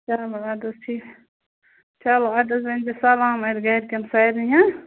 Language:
Kashmiri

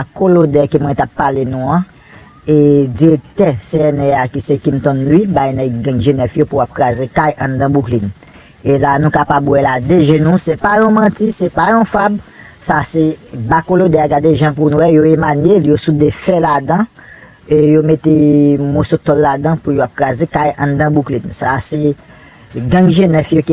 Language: French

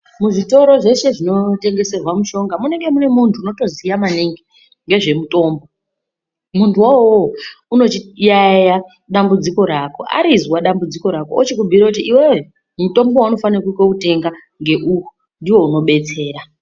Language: Ndau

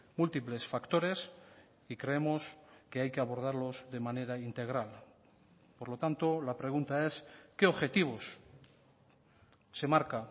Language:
Spanish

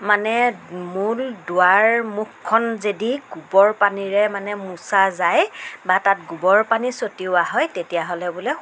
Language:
Assamese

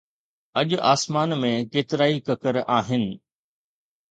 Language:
Sindhi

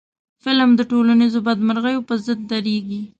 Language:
Pashto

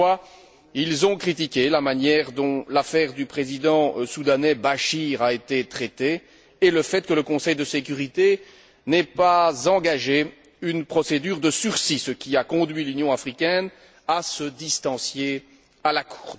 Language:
French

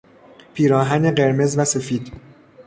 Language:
Persian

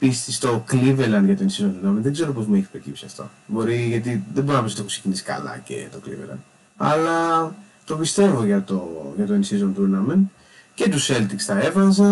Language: Greek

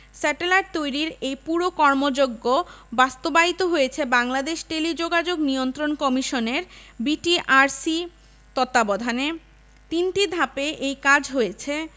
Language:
Bangla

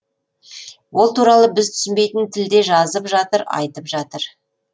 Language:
Kazakh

